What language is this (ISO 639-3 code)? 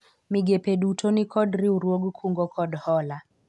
luo